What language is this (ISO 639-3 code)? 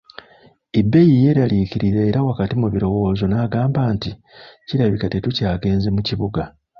lug